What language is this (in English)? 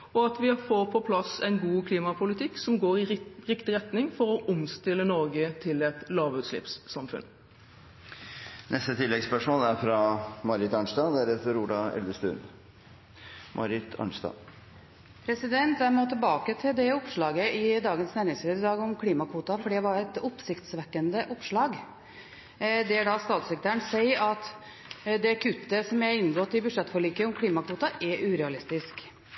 Norwegian